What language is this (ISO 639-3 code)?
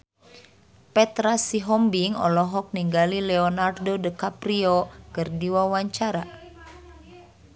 sun